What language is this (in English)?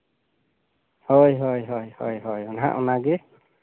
Santali